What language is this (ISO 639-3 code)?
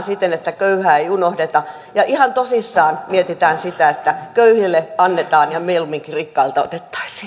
fin